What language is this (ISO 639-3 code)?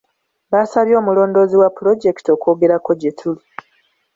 lug